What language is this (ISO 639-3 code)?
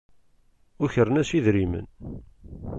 kab